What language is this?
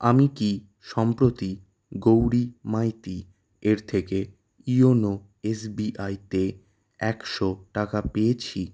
Bangla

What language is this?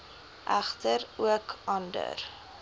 Afrikaans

